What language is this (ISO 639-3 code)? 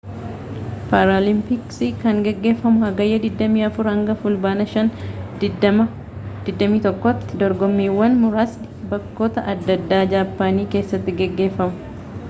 orm